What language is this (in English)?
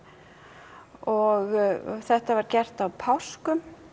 Icelandic